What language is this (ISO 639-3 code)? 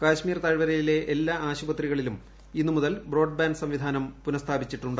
mal